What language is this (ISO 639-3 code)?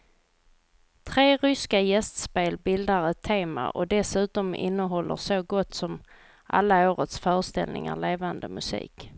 swe